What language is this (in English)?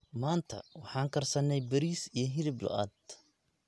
Somali